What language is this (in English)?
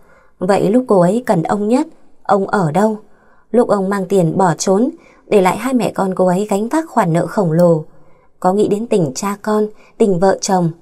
Vietnamese